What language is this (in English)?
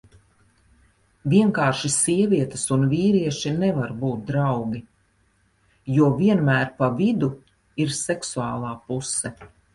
Latvian